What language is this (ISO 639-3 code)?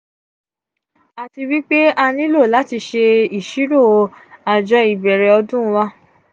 yor